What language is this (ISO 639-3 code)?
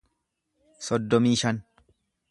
orm